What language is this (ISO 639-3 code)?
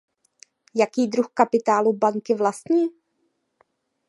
ces